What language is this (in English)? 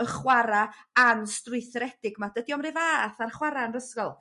Welsh